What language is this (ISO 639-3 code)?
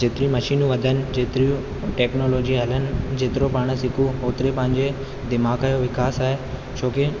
snd